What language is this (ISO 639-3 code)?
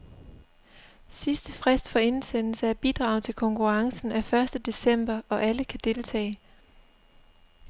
dan